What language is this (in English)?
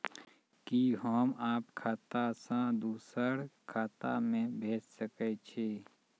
Maithili